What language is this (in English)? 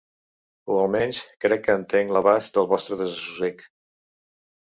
Catalan